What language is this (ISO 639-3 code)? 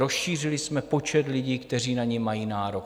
ces